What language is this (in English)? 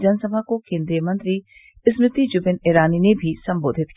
Hindi